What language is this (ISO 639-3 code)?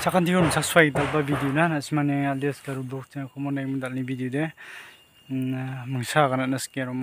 ara